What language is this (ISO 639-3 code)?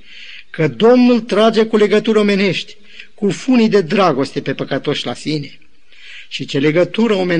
ron